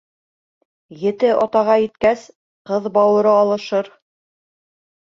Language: Bashkir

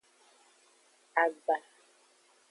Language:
Aja (Benin)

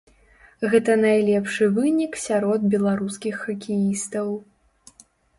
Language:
Belarusian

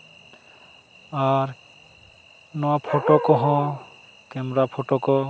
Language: Santali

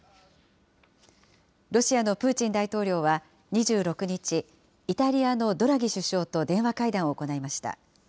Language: Japanese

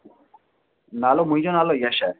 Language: Sindhi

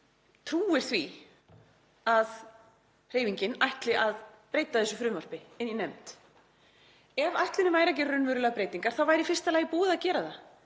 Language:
Icelandic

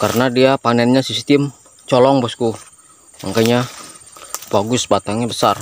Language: Indonesian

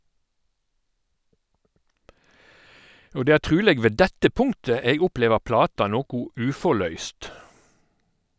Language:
Norwegian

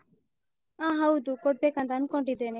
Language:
Kannada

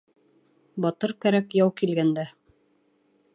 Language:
Bashkir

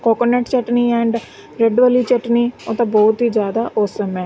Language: Punjabi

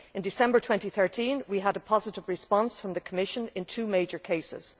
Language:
English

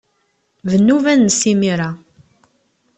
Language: Kabyle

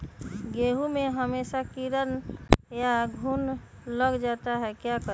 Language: Magahi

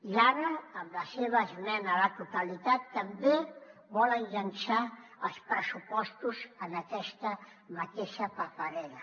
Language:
Catalan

